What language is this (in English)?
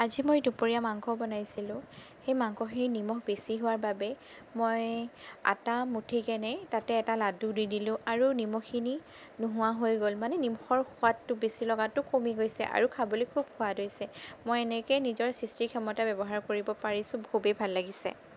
Assamese